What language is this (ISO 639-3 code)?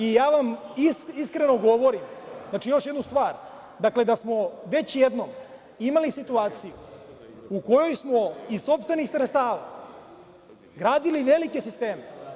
srp